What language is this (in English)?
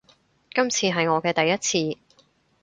Cantonese